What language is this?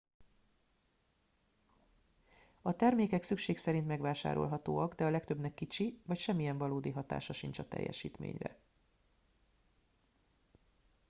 Hungarian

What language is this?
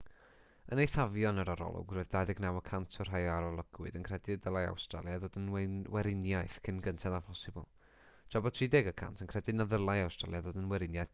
Welsh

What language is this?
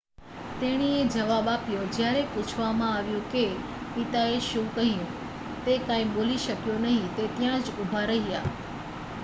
Gujarati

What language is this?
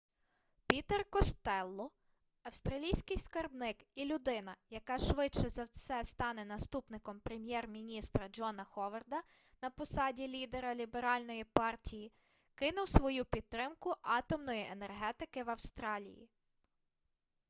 Ukrainian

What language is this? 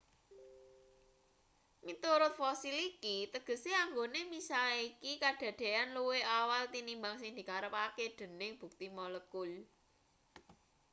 Javanese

